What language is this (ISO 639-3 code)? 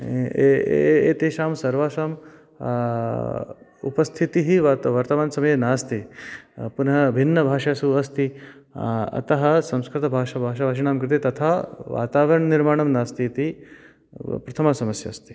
san